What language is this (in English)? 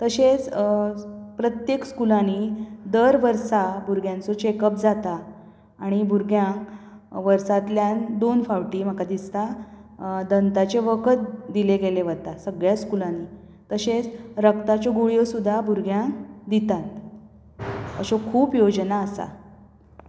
Konkani